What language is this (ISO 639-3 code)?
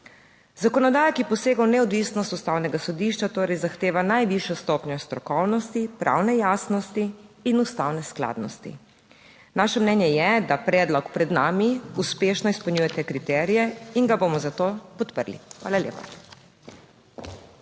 slv